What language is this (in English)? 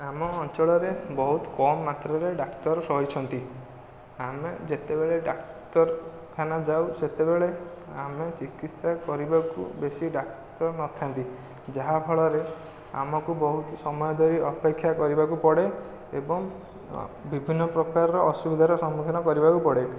Odia